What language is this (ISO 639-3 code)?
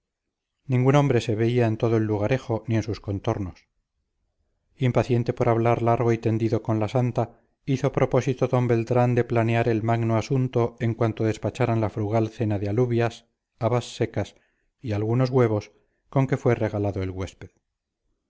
spa